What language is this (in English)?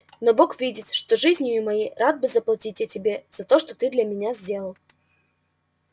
Russian